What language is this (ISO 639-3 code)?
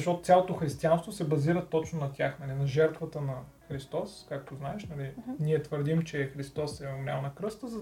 bul